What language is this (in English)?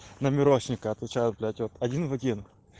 Russian